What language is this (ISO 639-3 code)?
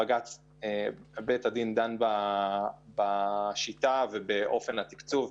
heb